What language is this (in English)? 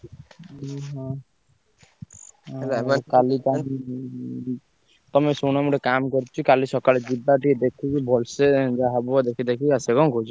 Odia